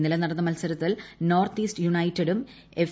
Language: Malayalam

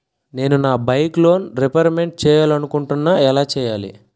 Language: Telugu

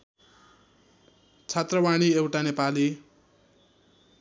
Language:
Nepali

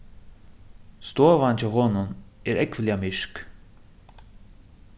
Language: Faroese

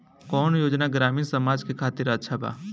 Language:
Bhojpuri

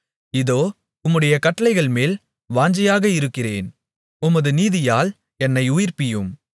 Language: Tamil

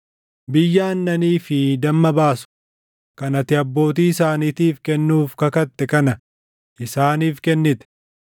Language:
Oromo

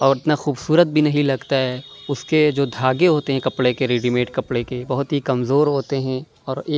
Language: Urdu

